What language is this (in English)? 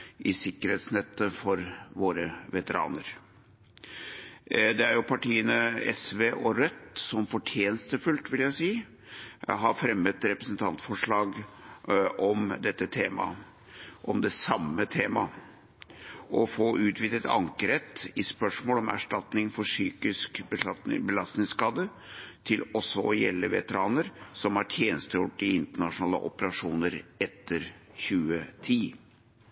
Norwegian Bokmål